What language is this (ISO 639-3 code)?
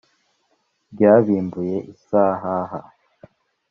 kin